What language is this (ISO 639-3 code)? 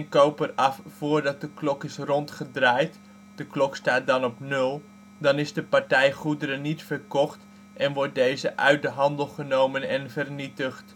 nld